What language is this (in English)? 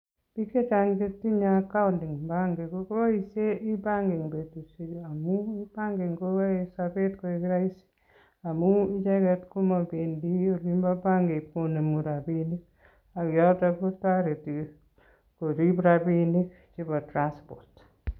Kalenjin